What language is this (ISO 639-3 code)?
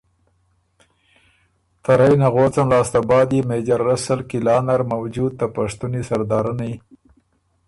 oru